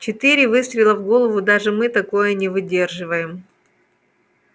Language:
Russian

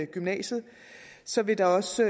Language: Danish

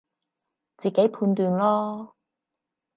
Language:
Cantonese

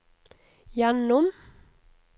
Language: Norwegian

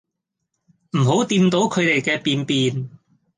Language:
Cantonese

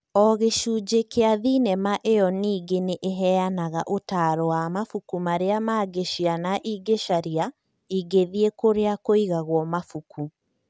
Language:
Kikuyu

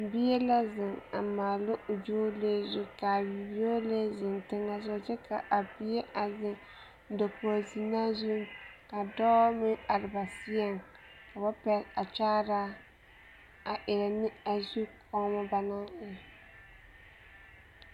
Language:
Southern Dagaare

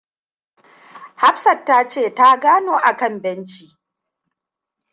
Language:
Hausa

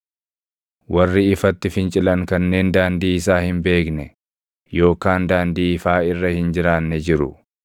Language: Oromo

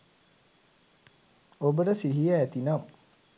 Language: Sinhala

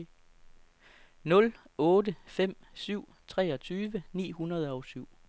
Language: Danish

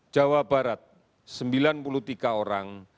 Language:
Indonesian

